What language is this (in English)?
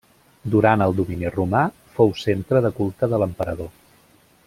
Catalan